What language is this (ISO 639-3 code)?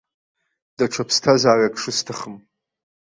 abk